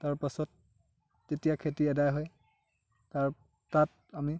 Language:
Assamese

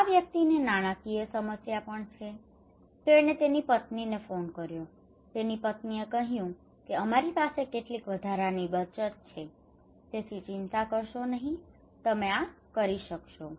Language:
Gujarati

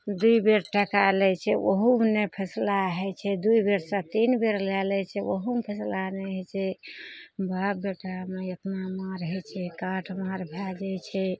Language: Maithili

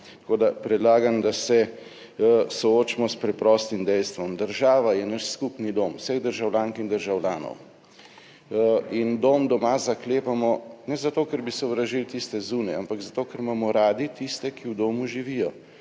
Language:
Slovenian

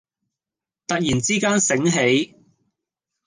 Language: Cantonese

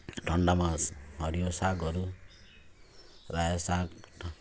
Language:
Nepali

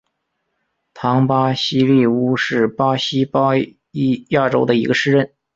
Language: Chinese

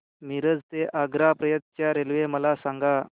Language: Marathi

